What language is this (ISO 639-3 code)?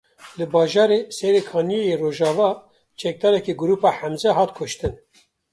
kur